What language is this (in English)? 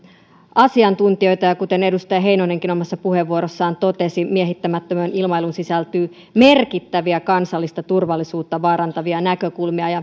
Finnish